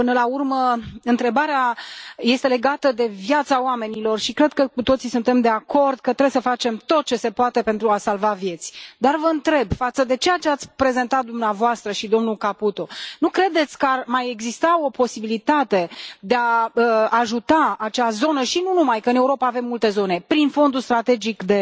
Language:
Romanian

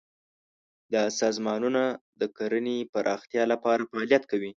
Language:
Pashto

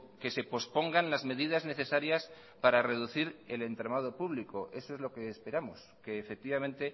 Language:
Spanish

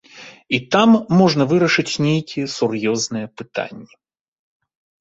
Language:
Belarusian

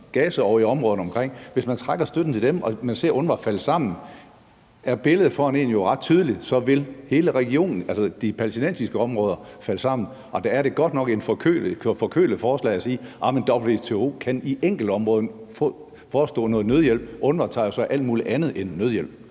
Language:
Danish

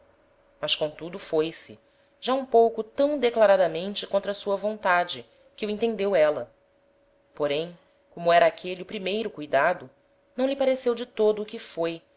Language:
Portuguese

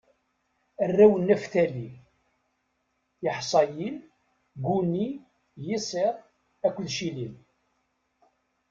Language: Kabyle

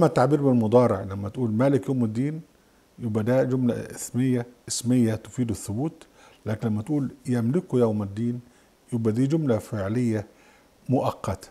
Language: Arabic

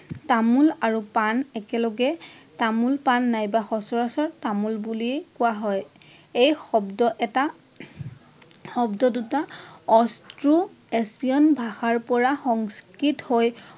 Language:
Assamese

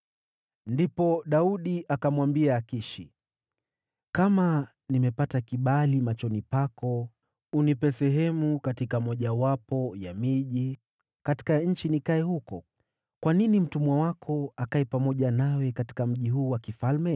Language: Swahili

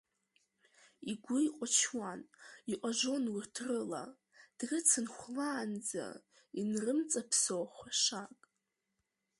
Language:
Abkhazian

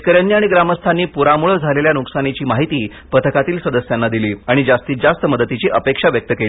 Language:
Marathi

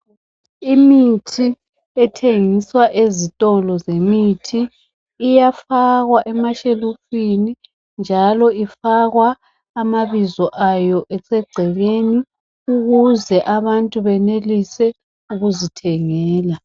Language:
North Ndebele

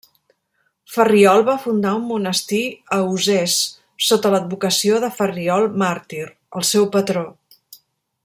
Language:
Catalan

